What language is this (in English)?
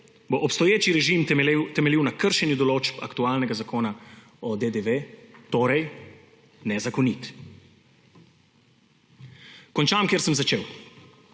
Slovenian